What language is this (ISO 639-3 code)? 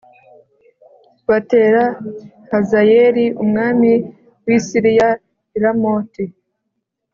kin